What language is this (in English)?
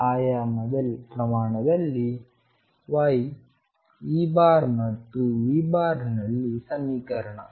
Kannada